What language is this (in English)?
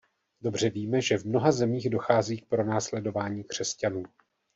Czech